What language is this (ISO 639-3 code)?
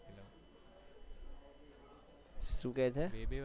guj